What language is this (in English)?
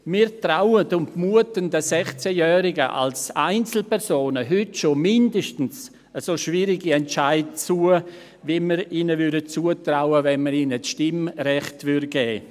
Swiss German